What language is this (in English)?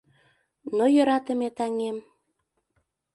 Mari